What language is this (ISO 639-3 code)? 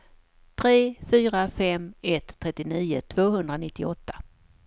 swe